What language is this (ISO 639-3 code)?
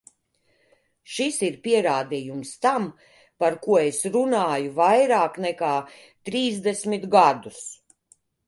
lav